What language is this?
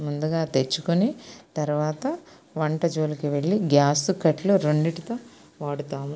Telugu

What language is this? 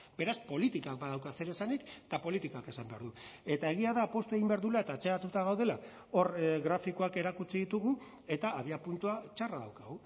Basque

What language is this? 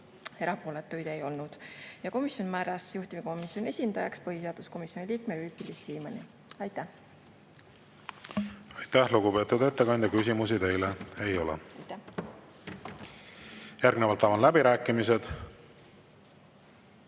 Estonian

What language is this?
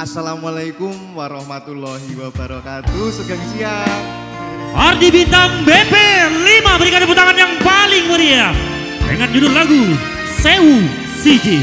Indonesian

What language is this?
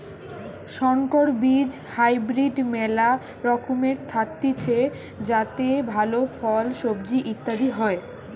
Bangla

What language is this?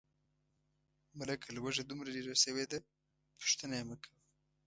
Pashto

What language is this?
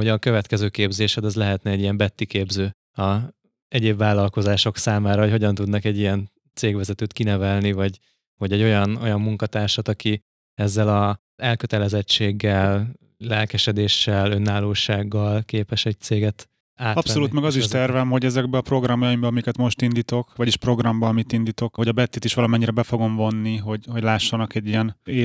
Hungarian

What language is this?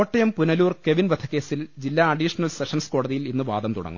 Malayalam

